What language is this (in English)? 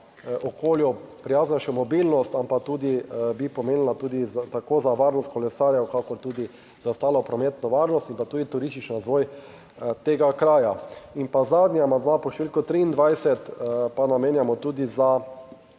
Slovenian